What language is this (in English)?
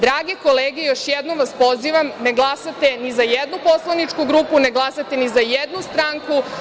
Serbian